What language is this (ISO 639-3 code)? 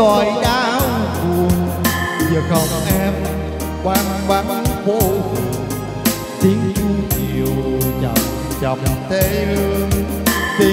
vie